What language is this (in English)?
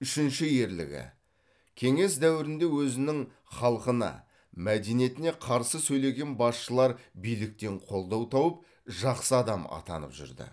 Kazakh